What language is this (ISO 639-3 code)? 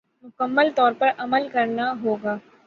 urd